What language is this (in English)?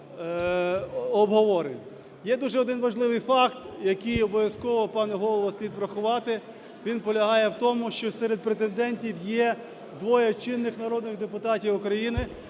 Ukrainian